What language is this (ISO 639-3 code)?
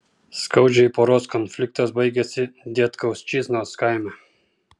lit